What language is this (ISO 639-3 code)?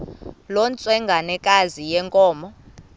xho